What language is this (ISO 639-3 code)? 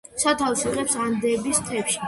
kat